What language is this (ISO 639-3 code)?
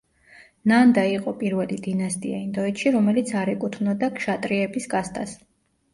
kat